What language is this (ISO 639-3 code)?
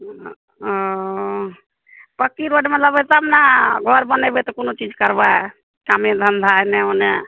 mai